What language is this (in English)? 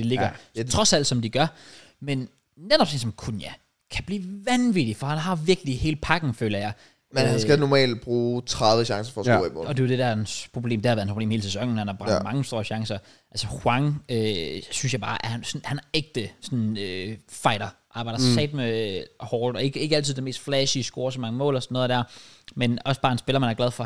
Danish